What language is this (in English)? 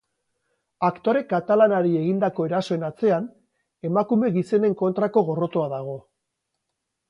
Basque